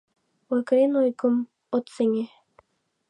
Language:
Mari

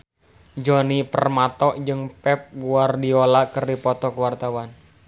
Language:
Sundanese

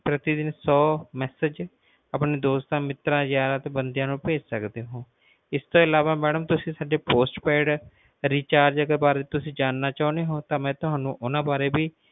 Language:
Punjabi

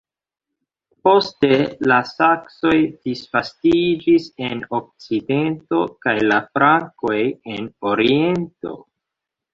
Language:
Esperanto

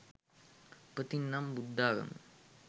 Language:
Sinhala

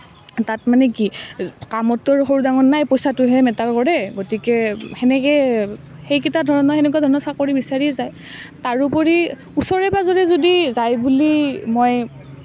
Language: Assamese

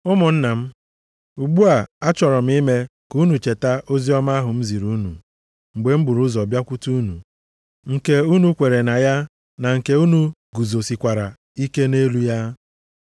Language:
Igbo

